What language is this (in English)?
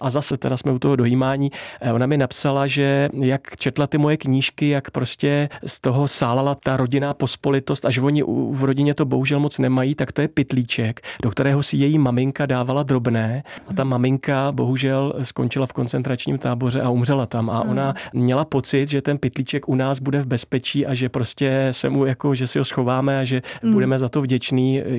Czech